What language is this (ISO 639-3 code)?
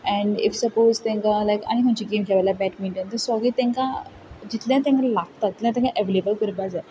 kok